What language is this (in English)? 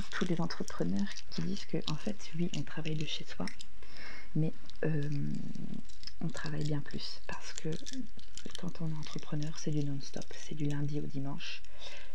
French